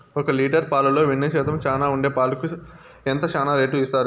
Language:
Telugu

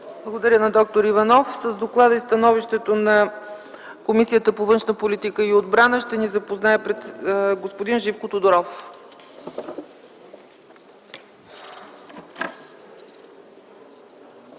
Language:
Bulgarian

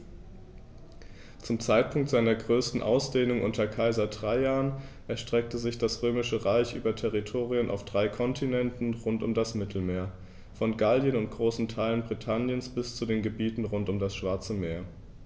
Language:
German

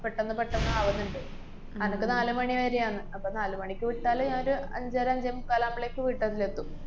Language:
Malayalam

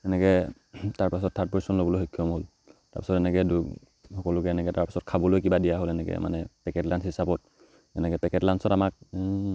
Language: Assamese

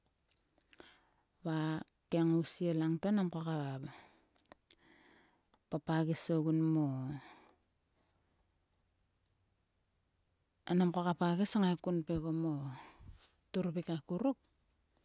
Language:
Sulka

